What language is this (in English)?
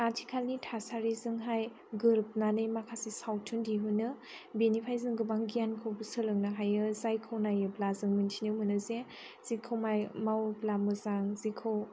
Bodo